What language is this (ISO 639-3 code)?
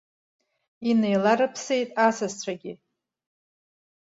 abk